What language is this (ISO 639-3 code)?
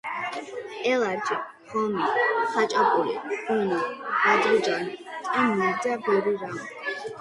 kat